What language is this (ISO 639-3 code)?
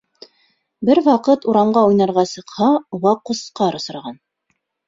bak